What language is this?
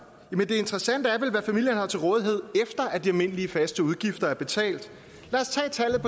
Danish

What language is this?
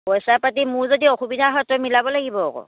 Assamese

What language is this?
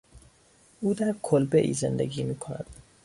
Persian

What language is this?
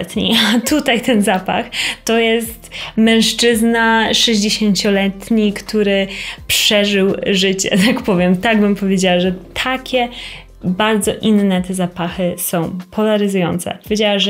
Polish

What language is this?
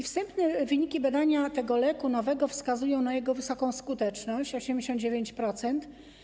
Polish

